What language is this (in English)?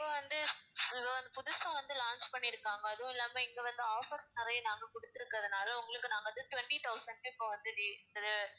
Tamil